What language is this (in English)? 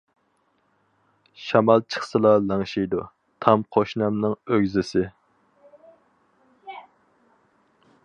Uyghur